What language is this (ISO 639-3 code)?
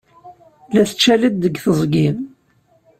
kab